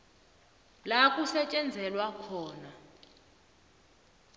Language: South Ndebele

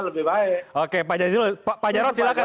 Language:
Indonesian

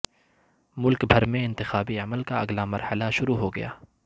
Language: Urdu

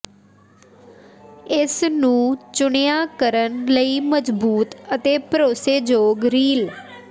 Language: Punjabi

